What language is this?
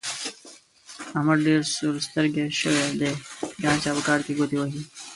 Pashto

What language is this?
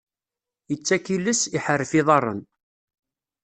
Kabyle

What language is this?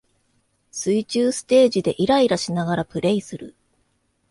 Japanese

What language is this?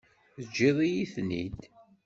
Kabyle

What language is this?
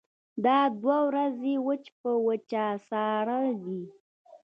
Pashto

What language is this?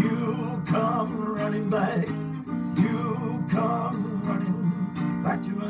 English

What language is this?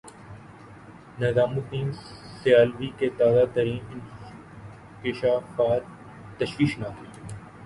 Urdu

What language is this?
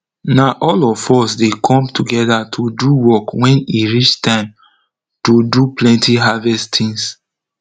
Nigerian Pidgin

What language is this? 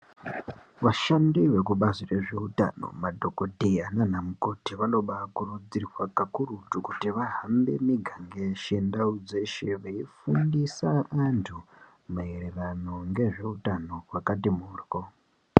Ndau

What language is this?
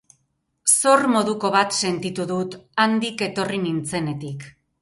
Basque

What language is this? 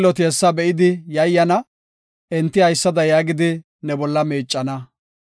Gofa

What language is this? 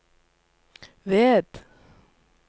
Norwegian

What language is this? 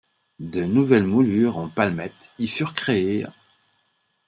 French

